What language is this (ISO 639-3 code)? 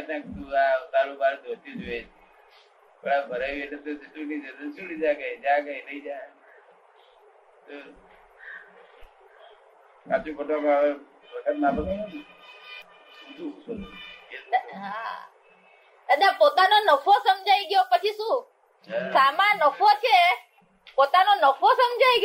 guj